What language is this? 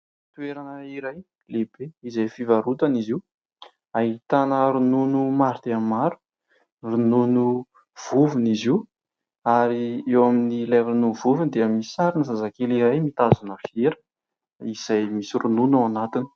Malagasy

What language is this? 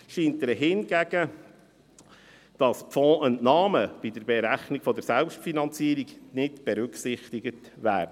Swiss German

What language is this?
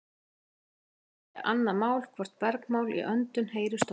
Icelandic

